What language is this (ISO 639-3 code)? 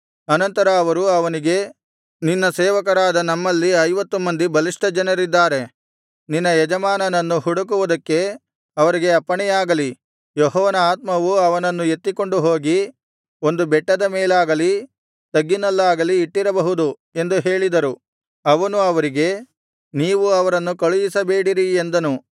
kan